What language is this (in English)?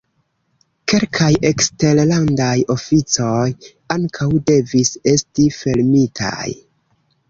Esperanto